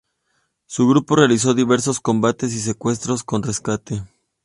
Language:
Spanish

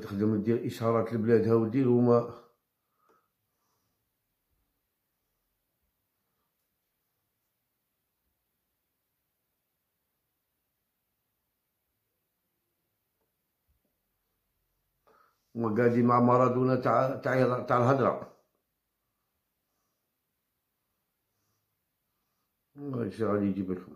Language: Arabic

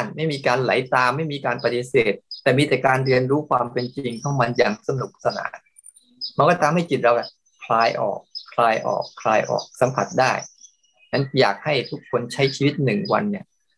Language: Thai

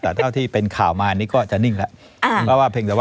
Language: Thai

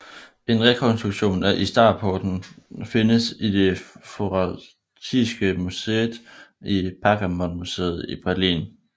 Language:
Danish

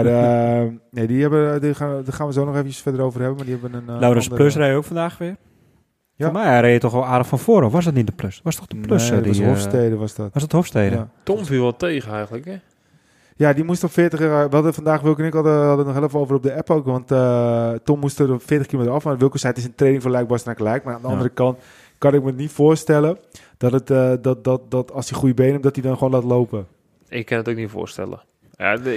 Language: Dutch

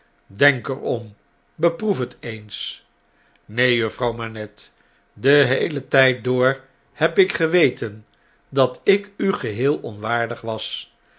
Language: Dutch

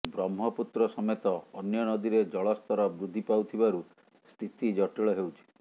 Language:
Odia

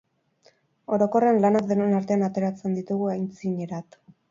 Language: Basque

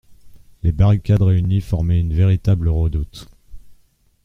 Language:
French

